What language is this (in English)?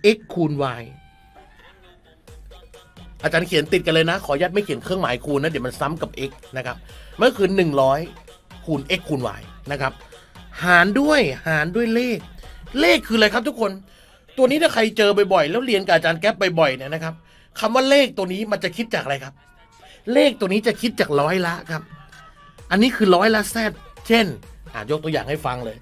Thai